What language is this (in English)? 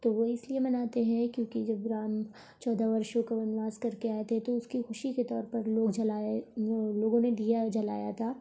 Urdu